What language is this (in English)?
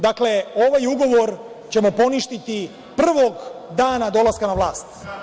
Serbian